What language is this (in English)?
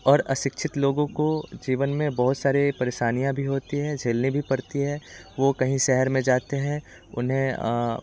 Hindi